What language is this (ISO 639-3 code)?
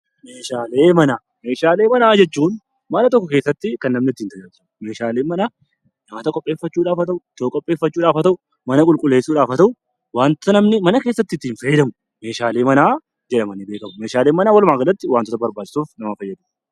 orm